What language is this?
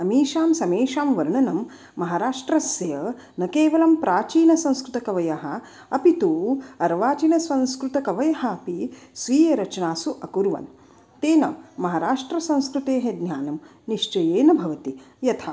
Sanskrit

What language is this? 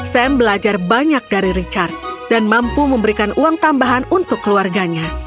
Indonesian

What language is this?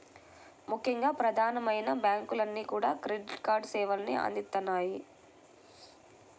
Telugu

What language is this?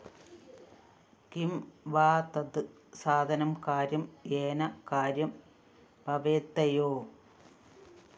Malayalam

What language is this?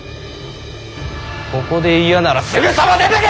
Japanese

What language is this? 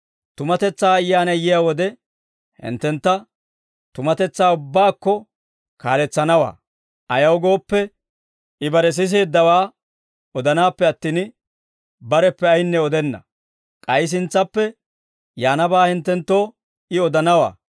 Dawro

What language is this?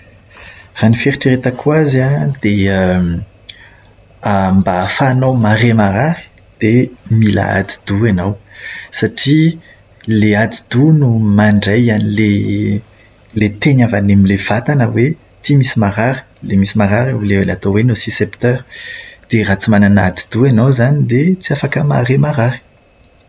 Malagasy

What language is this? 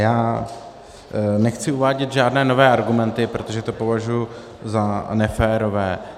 Czech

